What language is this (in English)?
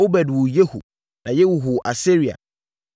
Akan